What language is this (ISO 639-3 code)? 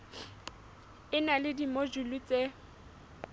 sot